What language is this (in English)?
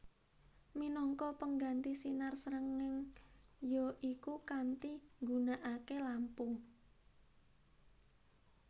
Javanese